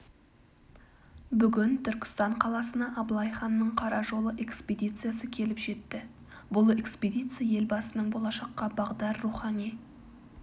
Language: Kazakh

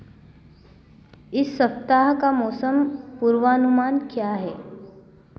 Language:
Hindi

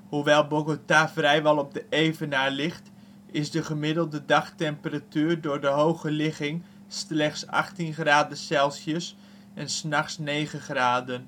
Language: Dutch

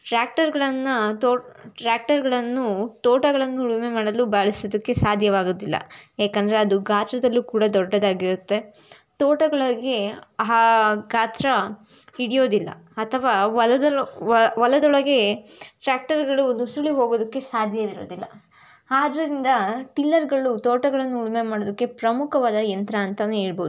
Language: Kannada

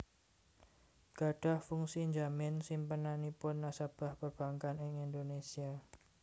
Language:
Javanese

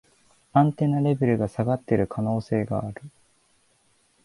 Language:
Japanese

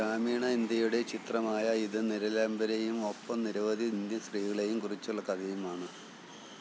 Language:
Malayalam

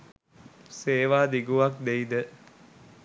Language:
Sinhala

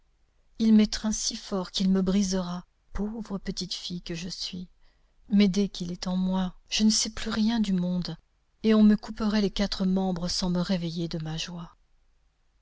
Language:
French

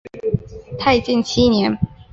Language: Chinese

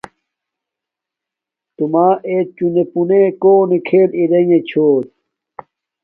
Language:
Domaaki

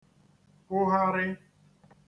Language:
Igbo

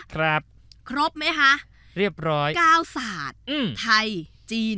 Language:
Thai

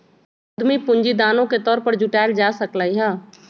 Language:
Magahi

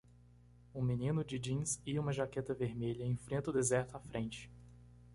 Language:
Portuguese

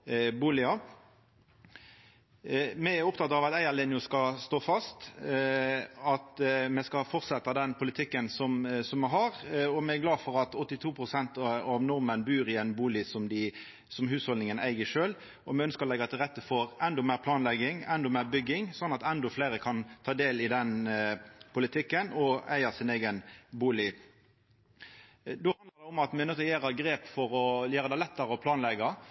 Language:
Norwegian Nynorsk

